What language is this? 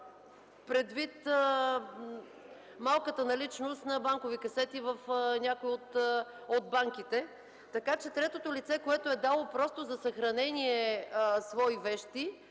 Bulgarian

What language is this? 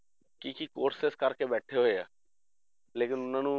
Punjabi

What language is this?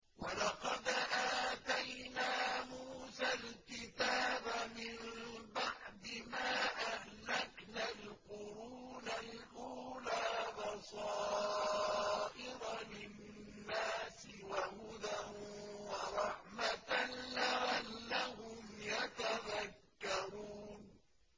Arabic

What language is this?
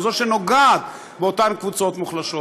Hebrew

